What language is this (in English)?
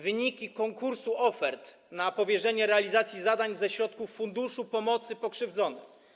Polish